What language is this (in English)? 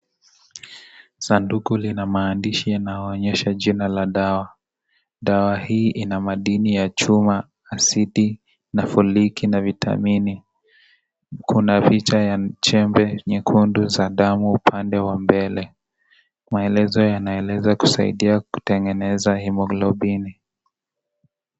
Swahili